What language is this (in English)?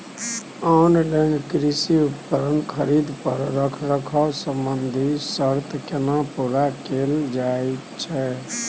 Maithili